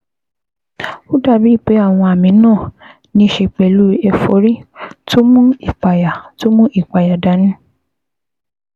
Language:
Yoruba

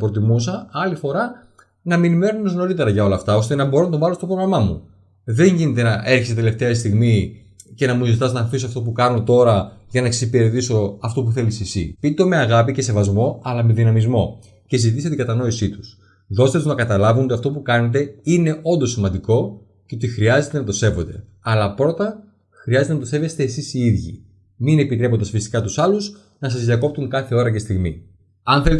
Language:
Greek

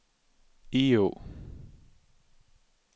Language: Danish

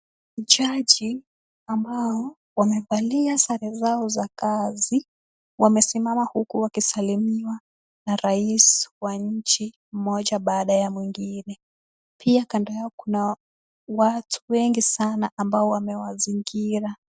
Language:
Swahili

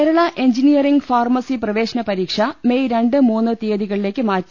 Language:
Malayalam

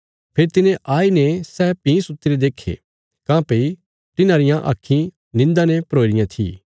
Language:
Bilaspuri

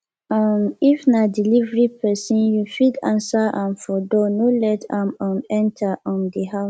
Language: Nigerian Pidgin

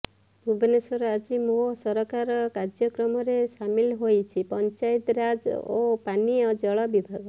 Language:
Odia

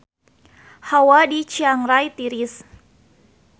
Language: Sundanese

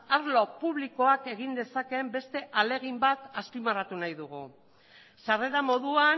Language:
Basque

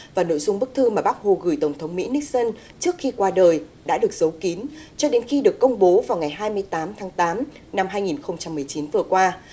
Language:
Vietnamese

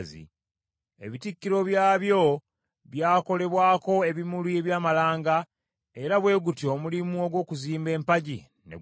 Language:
Ganda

